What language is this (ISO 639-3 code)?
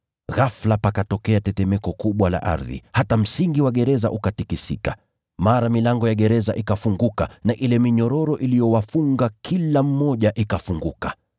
swa